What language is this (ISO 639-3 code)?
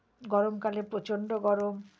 ben